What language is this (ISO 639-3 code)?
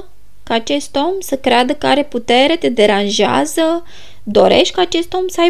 ron